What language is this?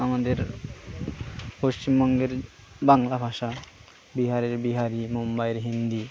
Bangla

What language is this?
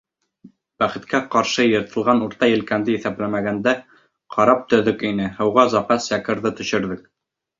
Bashkir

